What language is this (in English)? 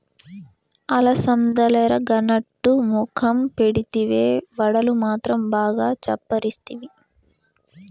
Telugu